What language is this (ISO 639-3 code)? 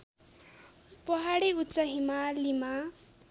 nep